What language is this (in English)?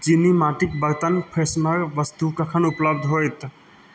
Maithili